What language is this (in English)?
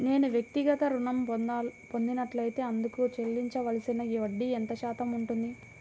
Telugu